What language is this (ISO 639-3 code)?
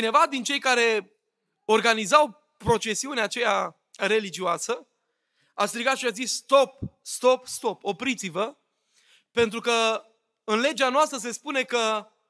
ron